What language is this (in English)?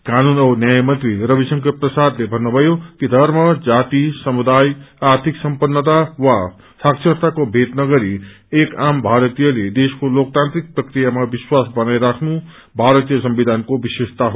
Nepali